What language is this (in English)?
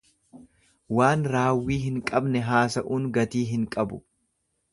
Oromo